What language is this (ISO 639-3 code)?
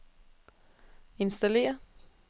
dan